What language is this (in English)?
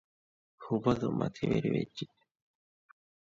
Divehi